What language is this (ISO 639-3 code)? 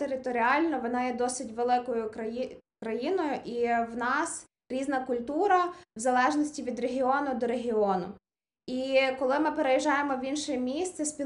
ukr